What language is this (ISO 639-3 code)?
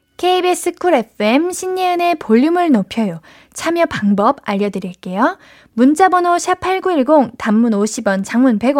kor